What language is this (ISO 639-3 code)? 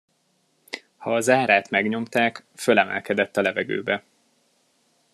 hun